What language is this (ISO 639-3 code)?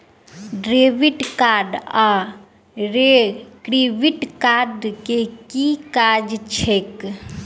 mai